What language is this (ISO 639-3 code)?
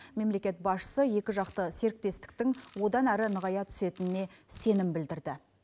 kaz